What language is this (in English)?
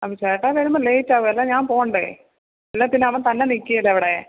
Malayalam